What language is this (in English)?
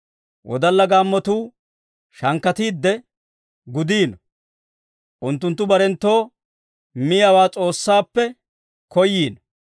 Dawro